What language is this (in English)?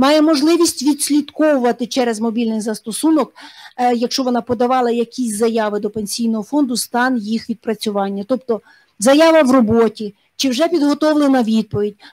Ukrainian